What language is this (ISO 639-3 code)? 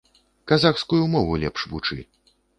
bel